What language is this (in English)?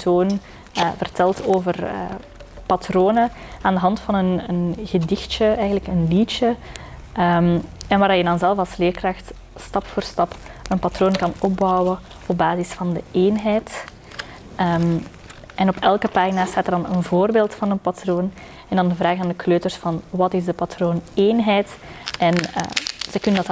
Dutch